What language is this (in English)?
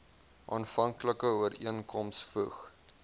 Afrikaans